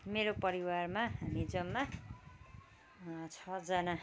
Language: Nepali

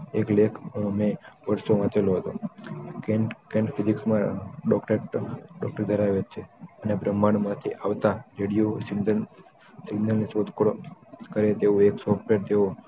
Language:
Gujarati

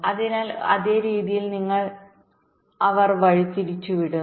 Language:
Malayalam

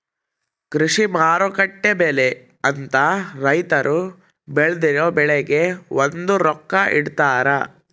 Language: Kannada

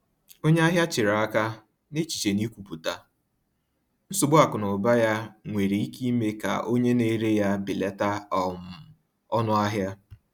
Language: Igbo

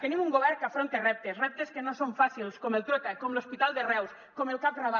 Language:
Catalan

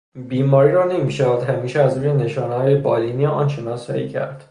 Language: Persian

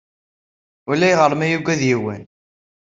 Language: Kabyle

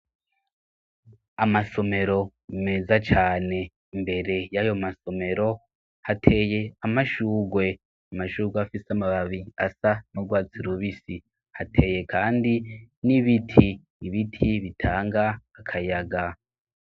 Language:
Rundi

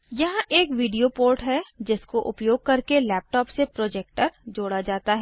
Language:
Hindi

